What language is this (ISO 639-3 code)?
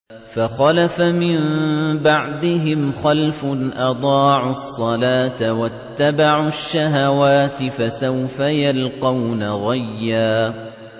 ara